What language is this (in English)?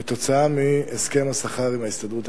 Hebrew